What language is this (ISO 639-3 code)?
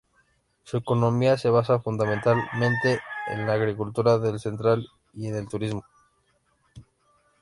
spa